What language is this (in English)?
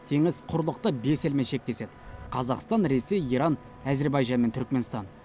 Kazakh